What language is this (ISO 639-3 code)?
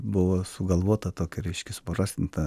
lit